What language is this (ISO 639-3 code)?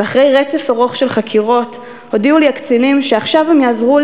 heb